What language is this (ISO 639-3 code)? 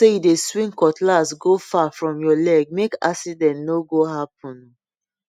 pcm